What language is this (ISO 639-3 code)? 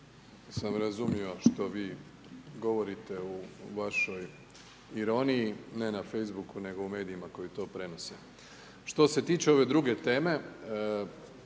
hrv